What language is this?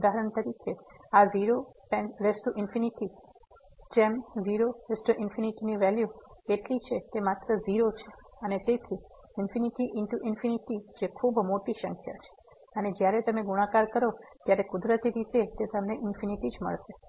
Gujarati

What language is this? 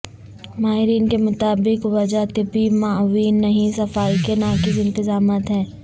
Urdu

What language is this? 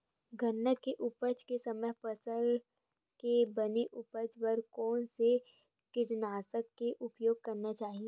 Chhattisgarhi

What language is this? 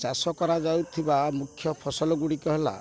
Odia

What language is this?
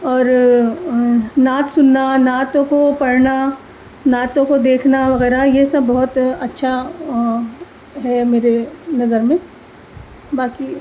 Urdu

